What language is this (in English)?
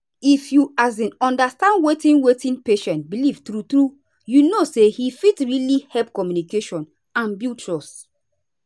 Nigerian Pidgin